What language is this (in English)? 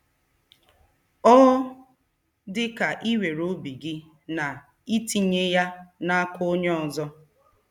Igbo